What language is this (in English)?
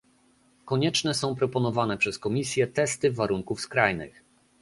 Polish